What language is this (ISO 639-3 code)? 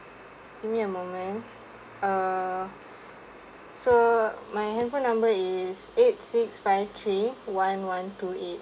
eng